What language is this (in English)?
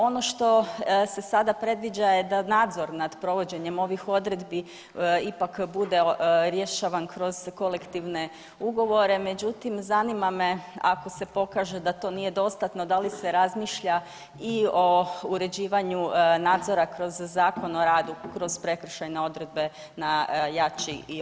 Croatian